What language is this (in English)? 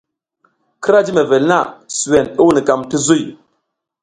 South Giziga